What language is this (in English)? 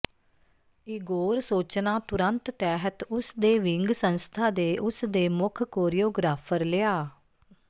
Punjabi